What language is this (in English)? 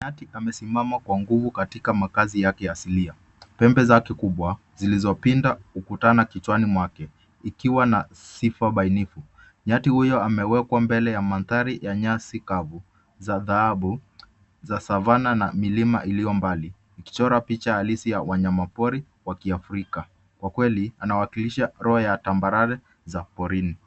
Swahili